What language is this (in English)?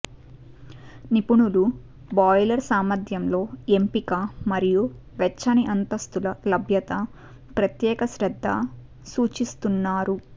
Telugu